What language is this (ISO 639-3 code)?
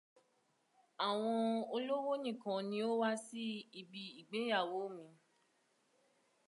yor